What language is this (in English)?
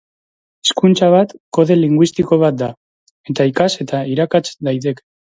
Basque